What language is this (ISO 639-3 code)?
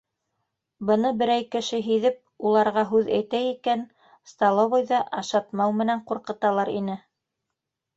bak